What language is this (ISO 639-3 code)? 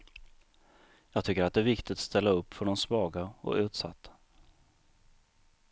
swe